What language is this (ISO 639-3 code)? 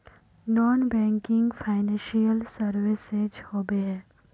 mag